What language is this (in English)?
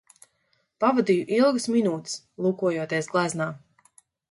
Latvian